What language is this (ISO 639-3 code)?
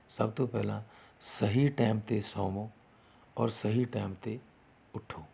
pan